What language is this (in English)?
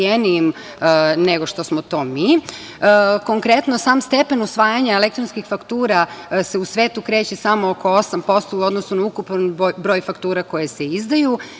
Serbian